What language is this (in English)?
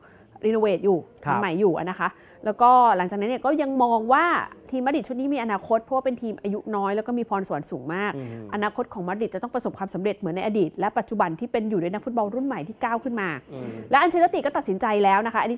Thai